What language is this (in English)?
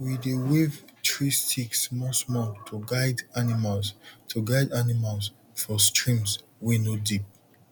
Nigerian Pidgin